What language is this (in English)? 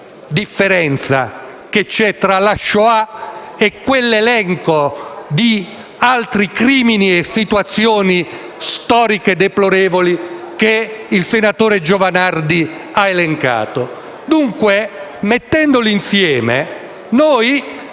Italian